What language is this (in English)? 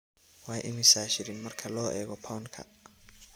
Somali